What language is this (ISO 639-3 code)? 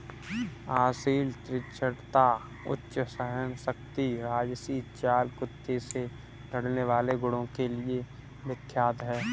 hin